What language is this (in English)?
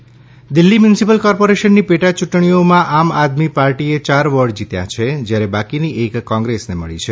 Gujarati